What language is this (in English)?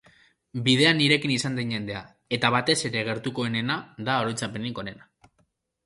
Basque